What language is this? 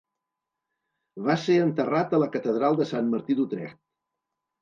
Catalan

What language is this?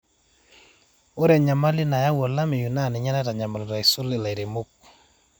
Masai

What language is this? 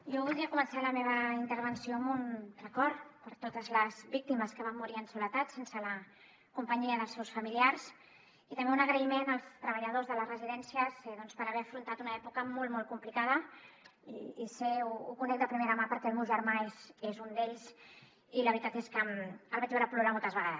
Catalan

